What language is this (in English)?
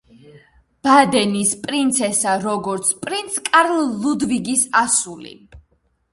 Georgian